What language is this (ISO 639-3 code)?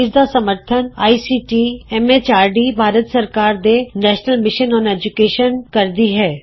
pan